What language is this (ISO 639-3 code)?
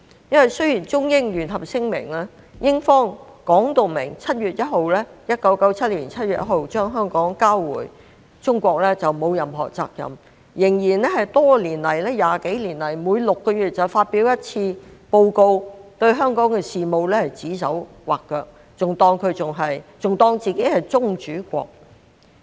yue